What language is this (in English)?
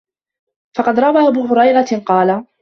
Arabic